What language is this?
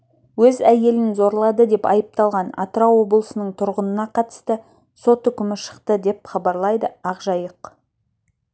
Kazakh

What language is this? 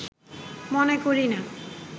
Bangla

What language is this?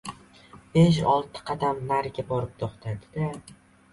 Uzbek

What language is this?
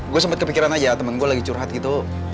Indonesian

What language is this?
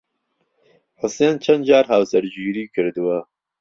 Central Kurdish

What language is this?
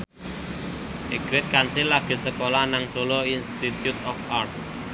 Javanese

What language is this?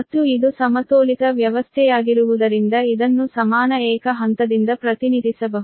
Kannada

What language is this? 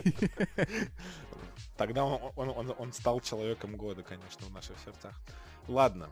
Russian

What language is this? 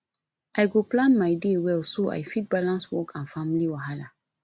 Nigerian Pidgin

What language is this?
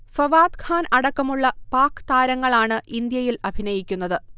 Malayalam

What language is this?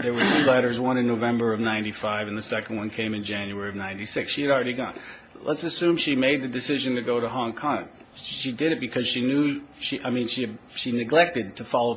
English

